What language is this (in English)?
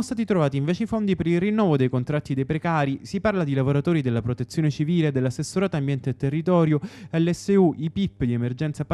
Italian